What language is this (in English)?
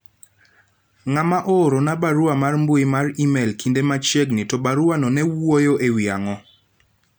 Luo (Kenya and Tanzania)